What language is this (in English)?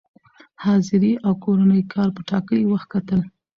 Pashto